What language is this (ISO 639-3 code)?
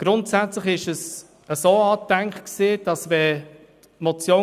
gsw